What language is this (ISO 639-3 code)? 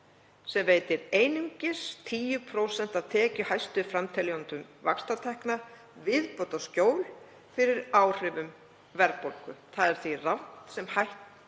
isl